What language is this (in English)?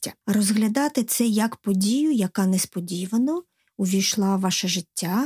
Ukrainian